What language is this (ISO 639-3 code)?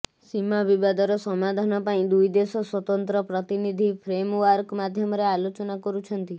ori